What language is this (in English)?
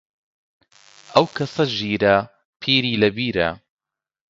Central Kurdish